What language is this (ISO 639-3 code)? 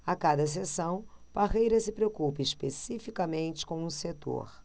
por